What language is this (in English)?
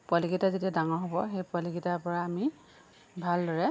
Assamese